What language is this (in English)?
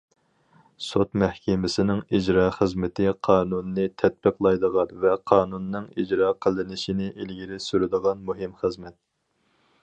Uyghur